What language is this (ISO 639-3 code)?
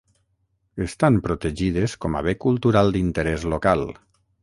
cat